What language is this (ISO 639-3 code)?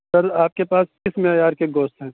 urd